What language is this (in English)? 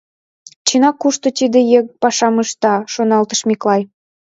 Mari